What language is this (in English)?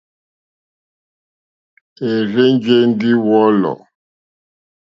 Mokpwe